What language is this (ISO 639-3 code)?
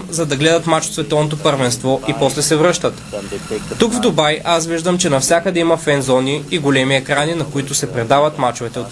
bul